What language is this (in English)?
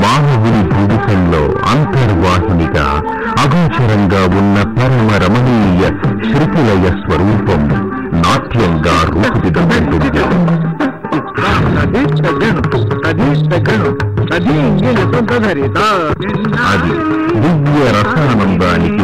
Telugu